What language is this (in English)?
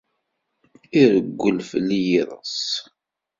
Kabyle